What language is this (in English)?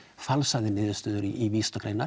Icelandic